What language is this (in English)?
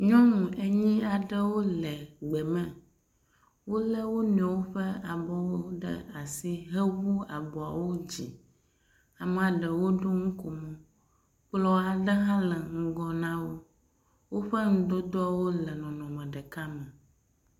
Ewe